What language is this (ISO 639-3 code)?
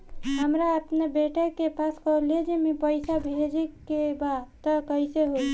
bho